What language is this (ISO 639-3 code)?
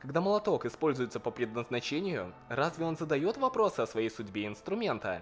rus